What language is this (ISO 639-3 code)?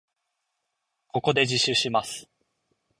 jpn